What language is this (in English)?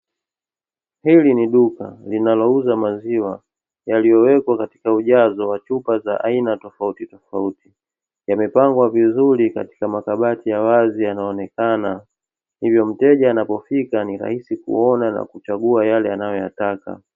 Swahili